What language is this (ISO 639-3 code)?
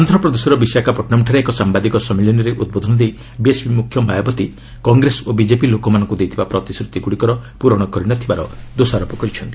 ori